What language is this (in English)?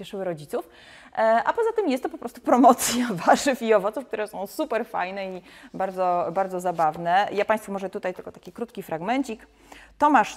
Polish